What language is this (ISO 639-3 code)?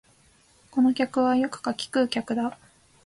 jpn